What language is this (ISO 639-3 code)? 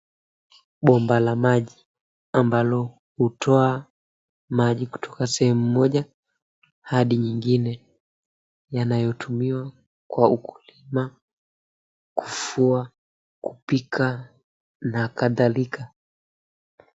swa